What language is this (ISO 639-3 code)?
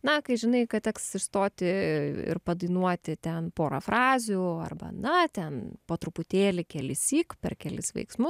lit